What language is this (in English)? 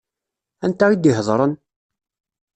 Kabyle